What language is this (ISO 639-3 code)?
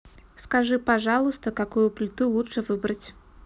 rus